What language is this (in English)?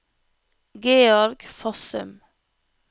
Norwegian